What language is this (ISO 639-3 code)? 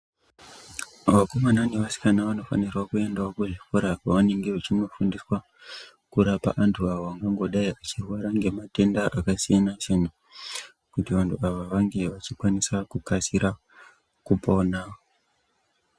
ndc